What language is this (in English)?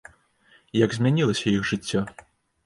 Belarusian